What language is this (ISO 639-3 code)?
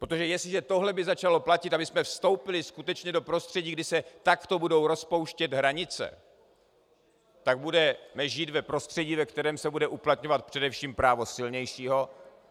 ces